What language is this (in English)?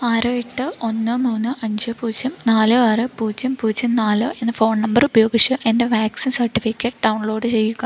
Malayalam